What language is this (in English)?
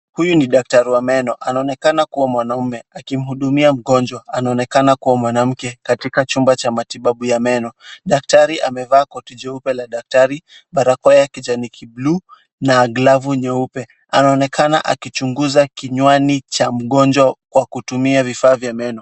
Swahili